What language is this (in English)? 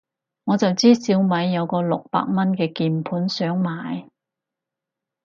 Cantonese